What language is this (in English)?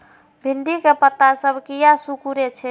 Maithili